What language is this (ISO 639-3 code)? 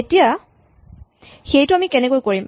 asm